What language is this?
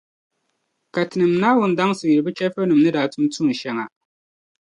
Dagbani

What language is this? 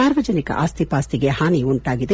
Kannada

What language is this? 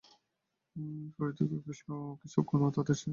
Bangla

